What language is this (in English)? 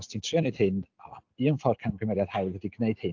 Welsh